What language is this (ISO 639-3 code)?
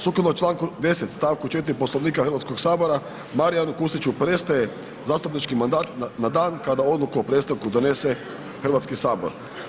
hrv